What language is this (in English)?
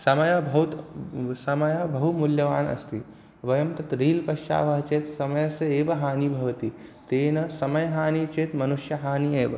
Sanskrit